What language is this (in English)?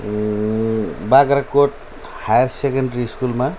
Nepali